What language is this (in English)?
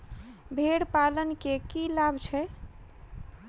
Maithili